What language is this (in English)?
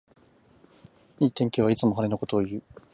Japanese